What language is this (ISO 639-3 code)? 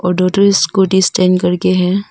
hin